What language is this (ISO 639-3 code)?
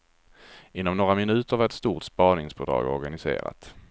swe